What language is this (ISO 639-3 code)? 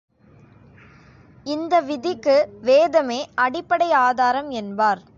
tam